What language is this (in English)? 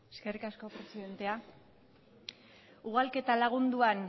Basque